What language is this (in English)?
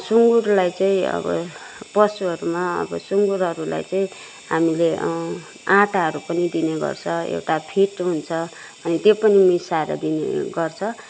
Nepali